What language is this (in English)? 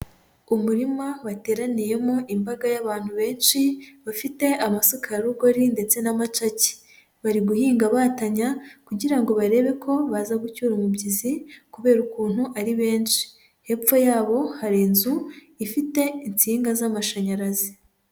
Kinyarwanda